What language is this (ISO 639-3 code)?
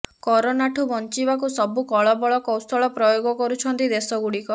ori